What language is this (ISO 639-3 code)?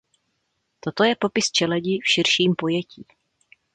ces